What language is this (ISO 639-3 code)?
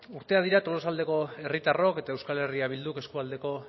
eus